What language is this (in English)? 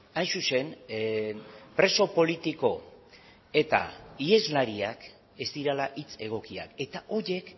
Basque